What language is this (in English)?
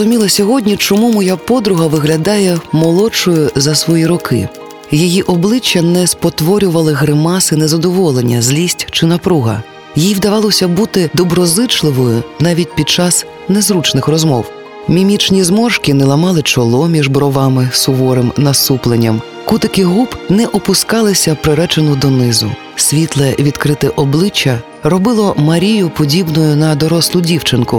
Ukrainian